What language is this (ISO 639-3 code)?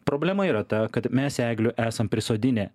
lit